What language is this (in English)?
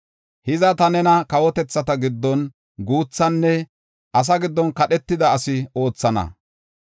Gofa